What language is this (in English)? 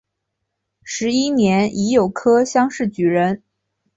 Chinese